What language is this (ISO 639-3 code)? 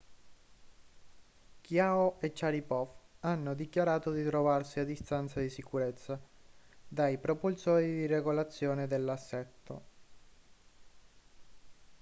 ita